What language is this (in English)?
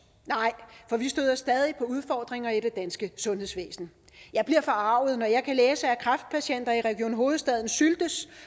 Danish